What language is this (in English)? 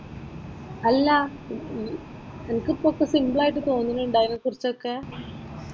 Malayalam